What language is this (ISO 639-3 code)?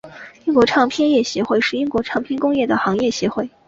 zho